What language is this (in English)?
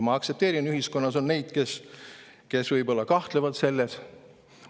Estonian